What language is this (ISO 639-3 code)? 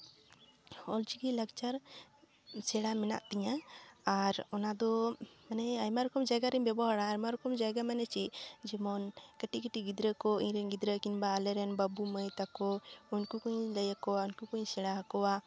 sat